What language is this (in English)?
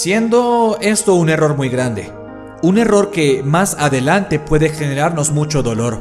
Spanish